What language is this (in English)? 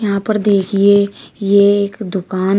Hindi